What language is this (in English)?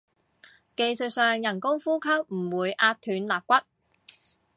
Cantonese